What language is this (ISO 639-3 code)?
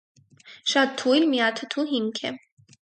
hye